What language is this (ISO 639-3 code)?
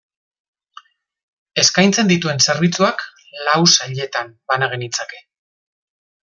eus